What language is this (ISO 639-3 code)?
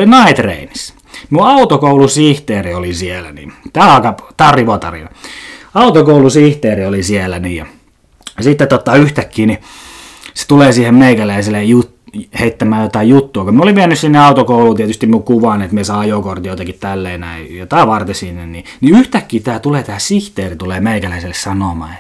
fin